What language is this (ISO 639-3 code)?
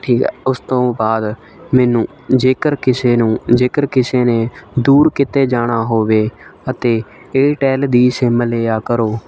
pan